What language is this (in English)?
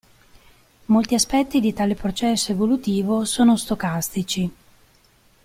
Italian